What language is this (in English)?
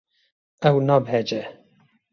Kurdish